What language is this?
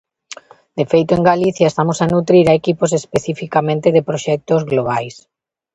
Galician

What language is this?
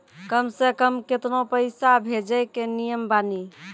Maithili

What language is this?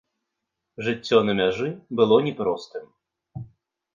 Belarusian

